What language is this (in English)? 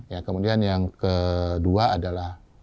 Indonesian